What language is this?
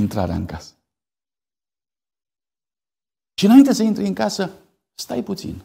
Romanian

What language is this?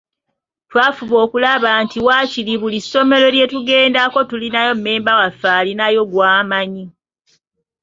Ganda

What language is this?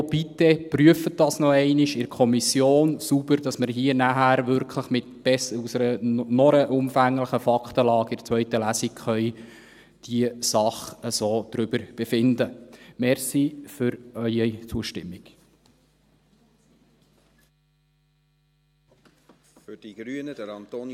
Swiss German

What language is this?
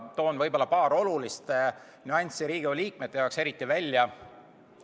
Estonian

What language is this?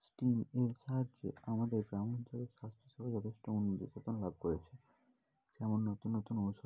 Bangla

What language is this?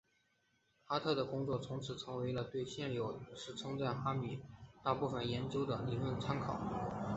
Chinese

